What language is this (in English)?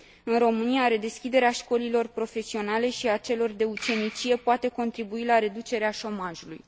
Romanian